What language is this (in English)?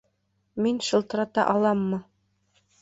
Bashkir